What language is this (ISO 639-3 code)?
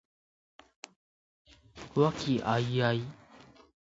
jpn